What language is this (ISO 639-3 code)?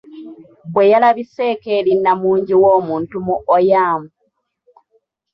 lug